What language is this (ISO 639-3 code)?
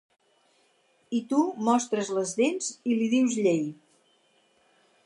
cat